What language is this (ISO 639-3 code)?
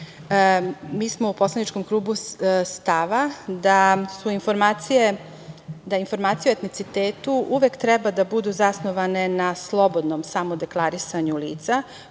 srp